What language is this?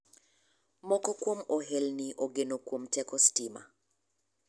Luo (Kenya and Tanzania)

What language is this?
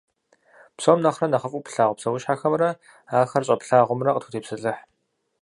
Kabardian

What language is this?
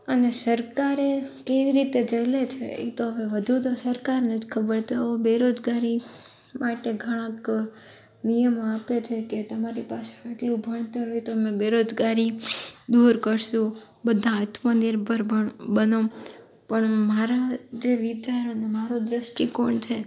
Gujarati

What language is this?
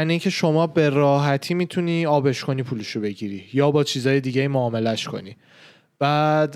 Persian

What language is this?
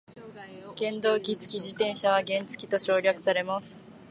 Japanese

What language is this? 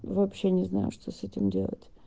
Russian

